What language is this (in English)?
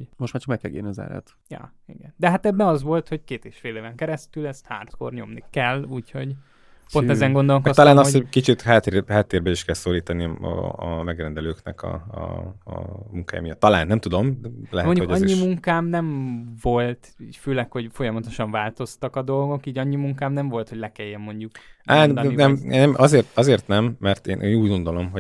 Hungarian